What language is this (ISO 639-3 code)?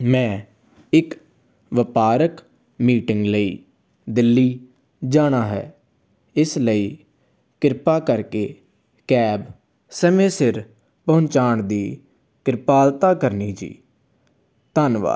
pan